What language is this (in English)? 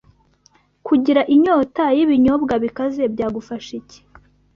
Kinyarwanda